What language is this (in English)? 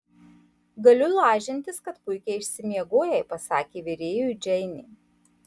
Lithuanian